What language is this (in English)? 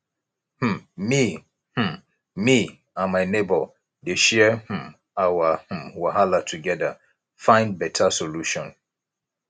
Nigerian Pidgin